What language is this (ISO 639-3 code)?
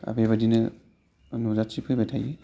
brx